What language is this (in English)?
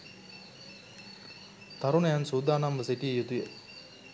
Sinhala